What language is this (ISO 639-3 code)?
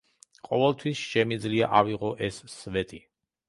kat